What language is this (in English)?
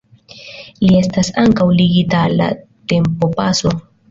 Esperanto